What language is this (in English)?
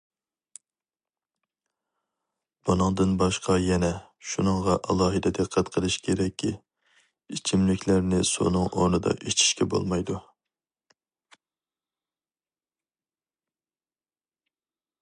Uyghur